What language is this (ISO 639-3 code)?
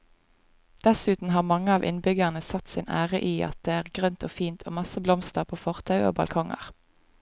nor